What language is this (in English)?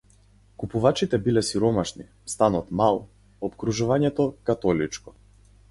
Macedonian